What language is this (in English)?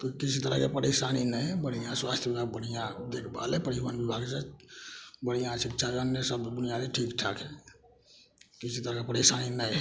Maithili